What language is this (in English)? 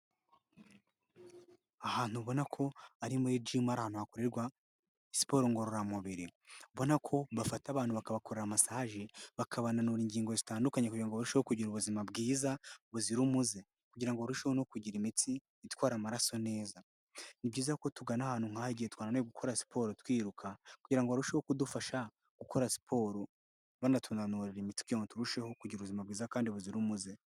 Kinyarwanda